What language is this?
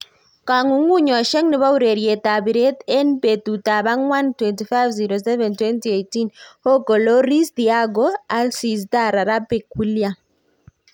Kalenjin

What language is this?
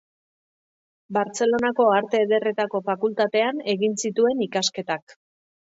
Basque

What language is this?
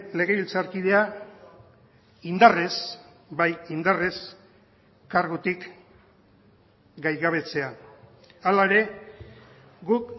Basque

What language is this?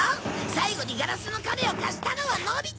Japanese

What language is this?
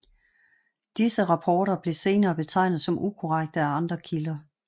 Danish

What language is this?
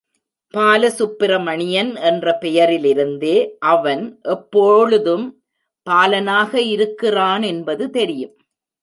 Tamil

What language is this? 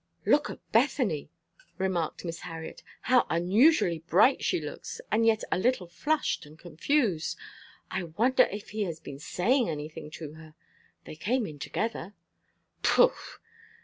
English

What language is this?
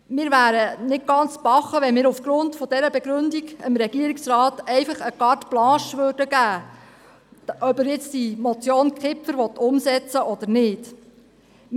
Swiss German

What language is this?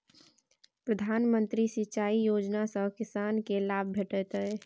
Maithili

